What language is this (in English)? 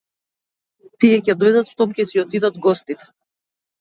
Macedonian